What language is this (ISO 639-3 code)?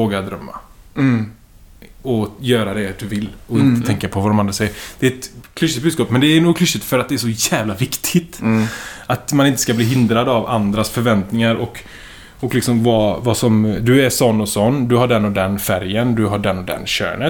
swe